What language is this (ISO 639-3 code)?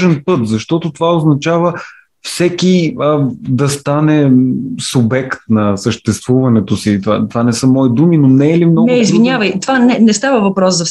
bul